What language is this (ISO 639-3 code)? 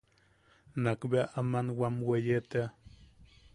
yaq